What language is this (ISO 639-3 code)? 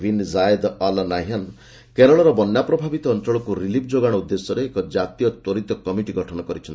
ori